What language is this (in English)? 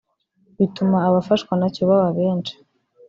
Kinyarwanda